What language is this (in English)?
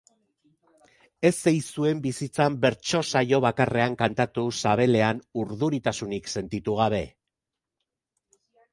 Basque